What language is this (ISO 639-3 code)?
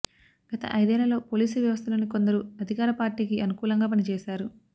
tel